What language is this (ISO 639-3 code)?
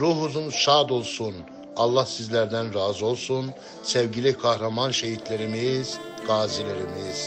tur